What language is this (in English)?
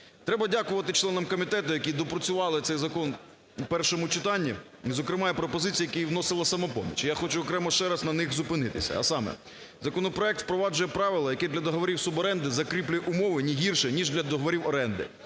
Ukrainian